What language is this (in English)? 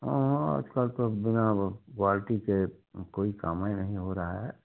Hindi